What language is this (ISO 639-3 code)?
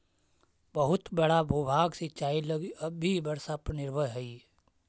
mag